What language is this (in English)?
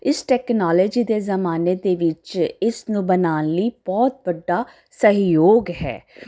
Punjabi